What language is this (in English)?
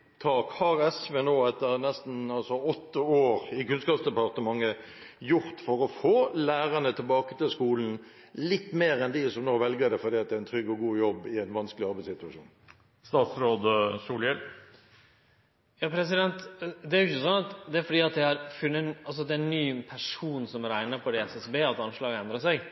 Norwegian